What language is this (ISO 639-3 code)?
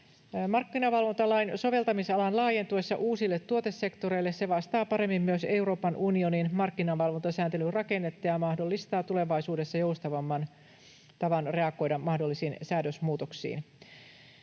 fin